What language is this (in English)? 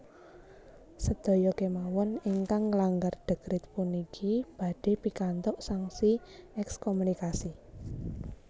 Javanese